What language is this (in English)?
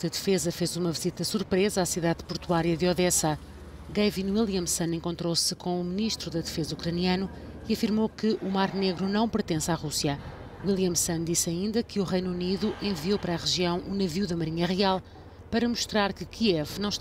Portuguese